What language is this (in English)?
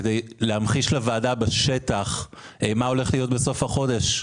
Hebrew